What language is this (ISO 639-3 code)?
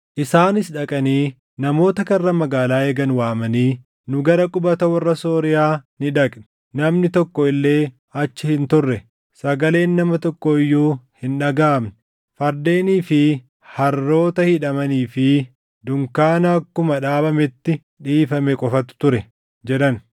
orm